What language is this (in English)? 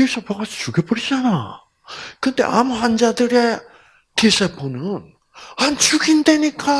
Korean